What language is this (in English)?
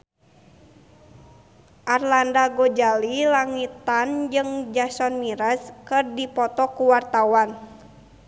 Sundanese